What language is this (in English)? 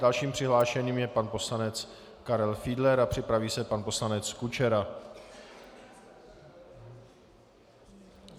Czech